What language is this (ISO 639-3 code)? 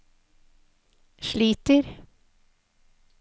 nor